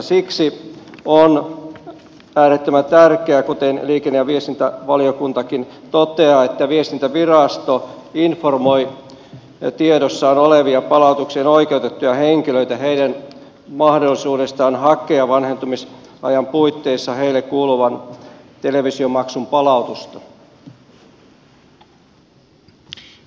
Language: Finnish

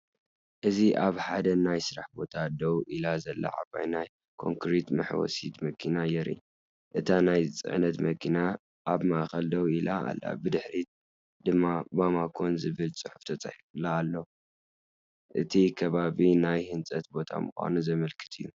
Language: Tigrinya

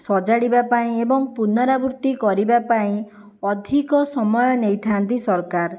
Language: Odia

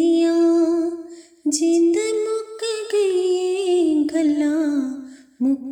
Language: Hindi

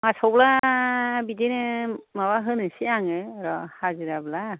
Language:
Bodo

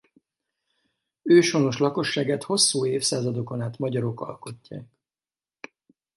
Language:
Hungarian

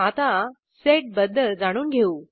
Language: Marathi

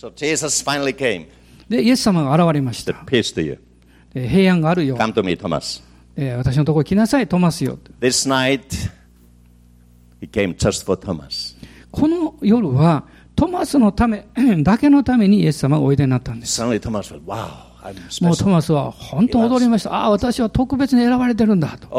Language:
Japanese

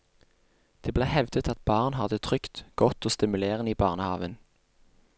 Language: Norwegian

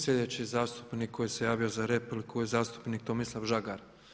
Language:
Croatian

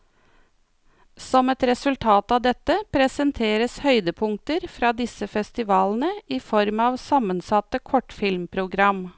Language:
Norwegian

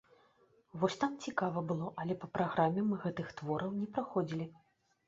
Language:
Belarusian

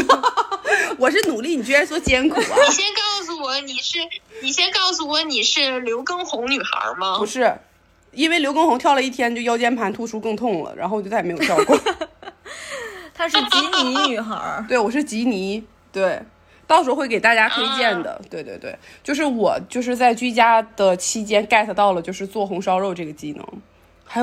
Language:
Chinese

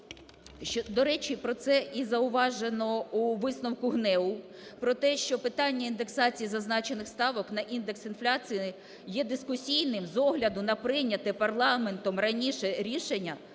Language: Ukrainian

